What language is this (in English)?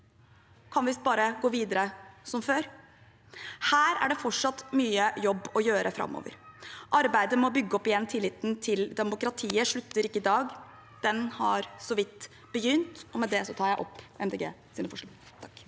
Norwegian